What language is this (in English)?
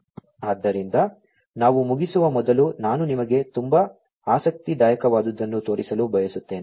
Kannada